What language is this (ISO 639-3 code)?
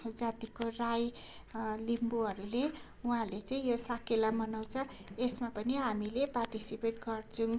nep